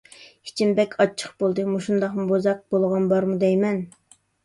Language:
Uyghur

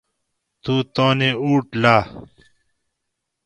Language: Gawri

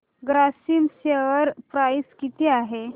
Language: Marathi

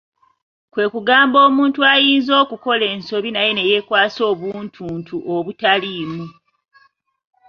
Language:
Ganda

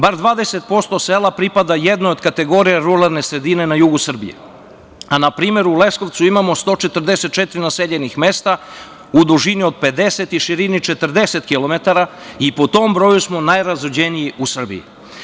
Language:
Serbian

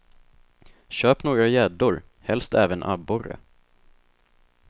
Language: Swedish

